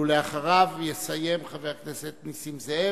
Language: Hebrew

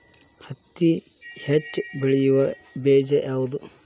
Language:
Kannada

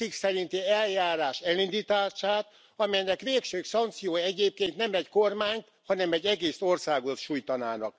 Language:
Hungarian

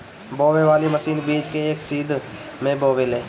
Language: Bhojpuri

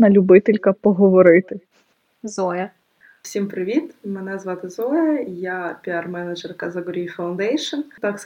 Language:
Ukrainian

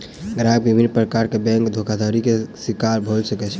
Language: Maithili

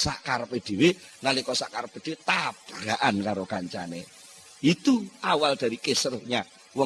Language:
Indonesian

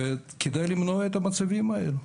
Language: Hebrew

